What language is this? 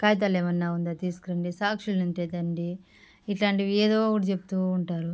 Telugu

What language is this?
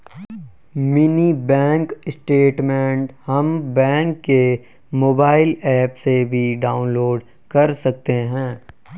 Hindi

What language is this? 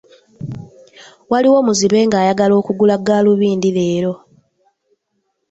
Ganda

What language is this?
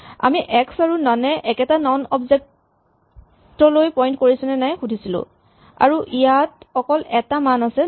Assamese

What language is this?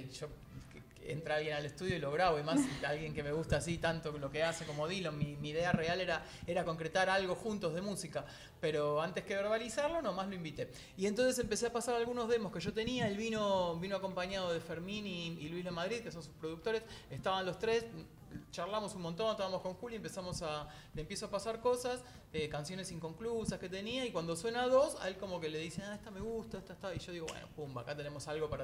Spanish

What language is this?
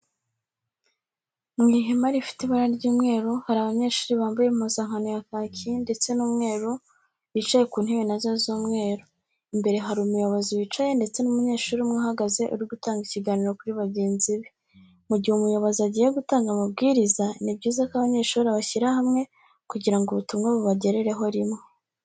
Kinyarwanda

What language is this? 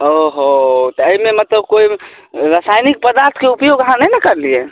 Maithili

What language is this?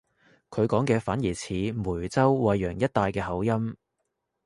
Cantonese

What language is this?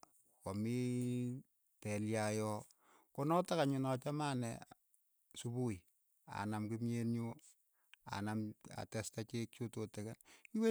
Keiyo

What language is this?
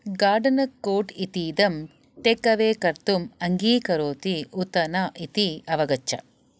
Sanskrit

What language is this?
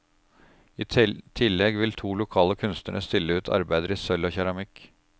Norwegian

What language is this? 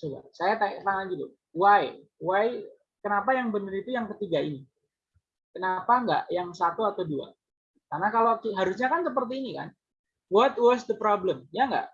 Indonesian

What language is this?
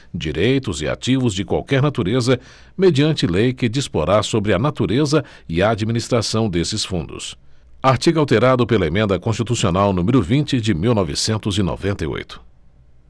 Portuguese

